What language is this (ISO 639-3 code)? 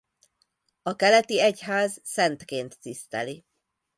hun